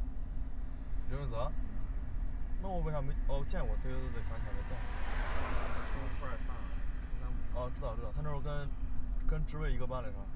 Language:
Chinese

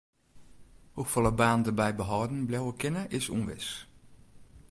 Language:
Western Frisian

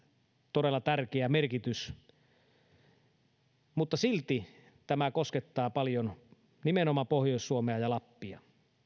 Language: Finnish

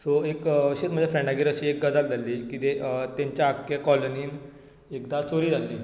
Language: Konkani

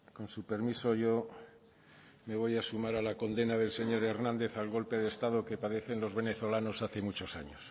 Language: Spanish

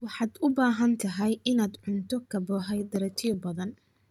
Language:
Somali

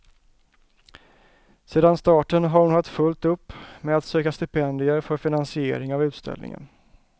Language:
Swedish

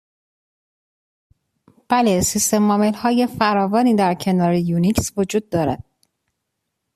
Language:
Persian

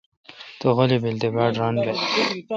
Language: Kalkoti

